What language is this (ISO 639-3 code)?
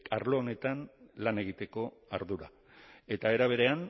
eus